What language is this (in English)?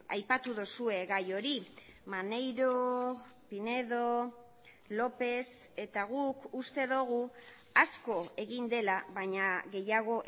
Basque